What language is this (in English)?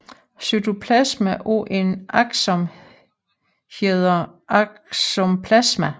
Danish